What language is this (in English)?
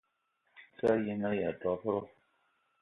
Eton (Cameroon)